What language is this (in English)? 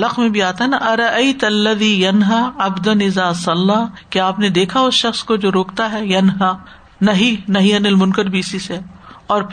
Urdu